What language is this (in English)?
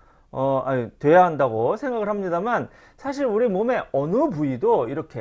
Korean